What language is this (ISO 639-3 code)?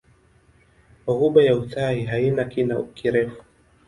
swa